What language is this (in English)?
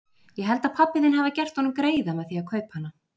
Icelandic